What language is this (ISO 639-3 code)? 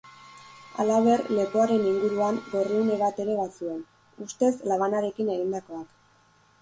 eus